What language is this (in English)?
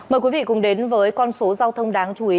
Vietnamese